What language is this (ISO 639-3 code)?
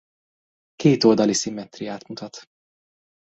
hun